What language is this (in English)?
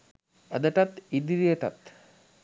Sinhala